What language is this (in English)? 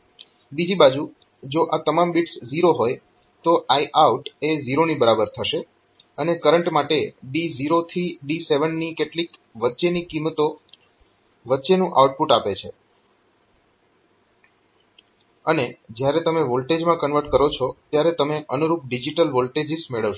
Gujarati